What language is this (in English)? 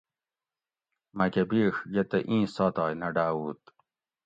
Gawri